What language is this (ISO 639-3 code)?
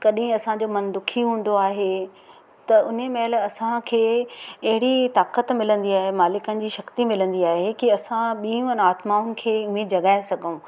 snd